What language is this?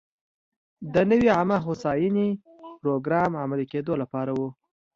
Pashto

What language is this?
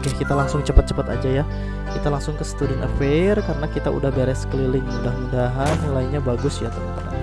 Indonesian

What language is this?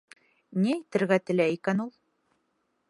Bashkir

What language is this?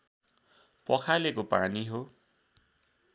Nepali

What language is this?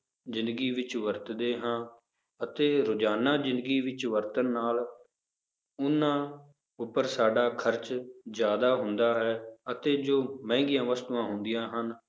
Punjabi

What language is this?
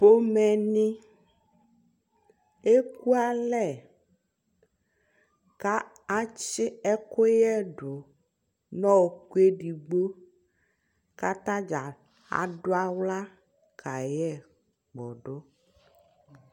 Ikposo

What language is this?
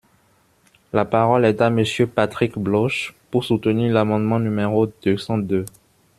French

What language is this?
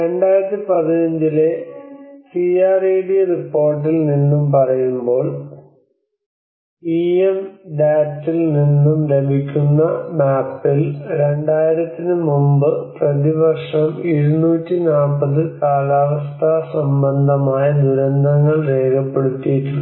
Malayalam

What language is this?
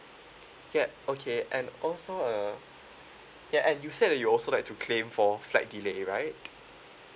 English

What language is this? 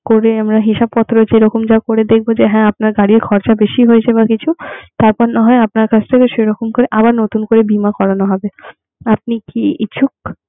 Bangla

